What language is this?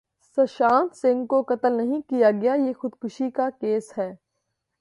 Urdu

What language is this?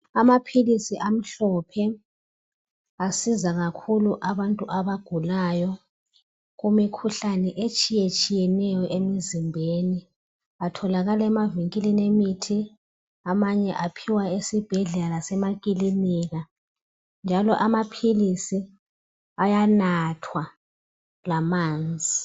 North Ndebele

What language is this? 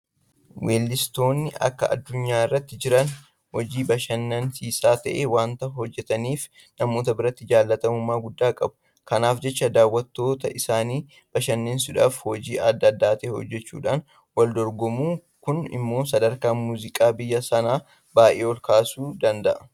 Oromo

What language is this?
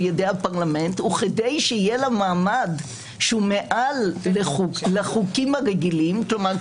Hebrew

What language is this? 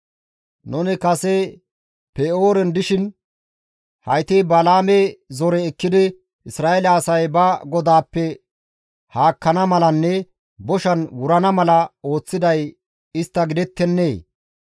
Gamo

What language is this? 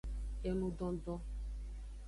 Aja (Benin)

